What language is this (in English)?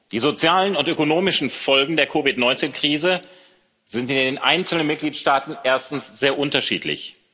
German